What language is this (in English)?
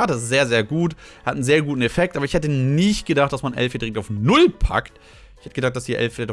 German